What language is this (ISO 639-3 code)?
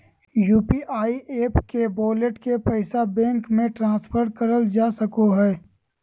mag